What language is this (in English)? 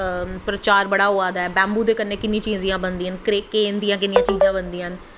Dogri